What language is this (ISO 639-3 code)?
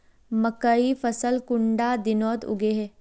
mag